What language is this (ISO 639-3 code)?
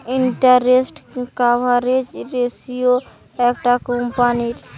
ben